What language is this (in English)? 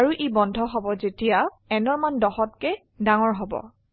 Assamese